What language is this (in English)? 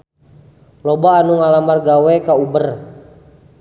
Sundanese